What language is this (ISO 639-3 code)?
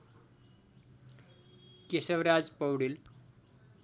nep